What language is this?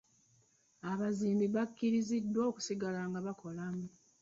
Ganda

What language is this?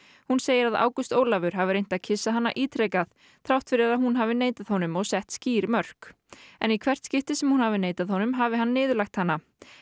Icelandic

